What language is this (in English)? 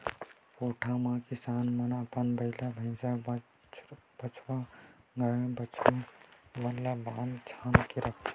Chhattisgarhi